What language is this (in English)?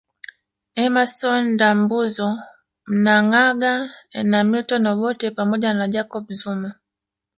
Swahili